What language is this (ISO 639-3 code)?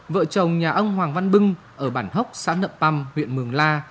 vie